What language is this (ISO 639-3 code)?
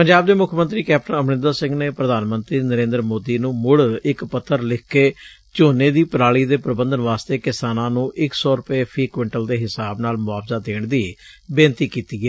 pan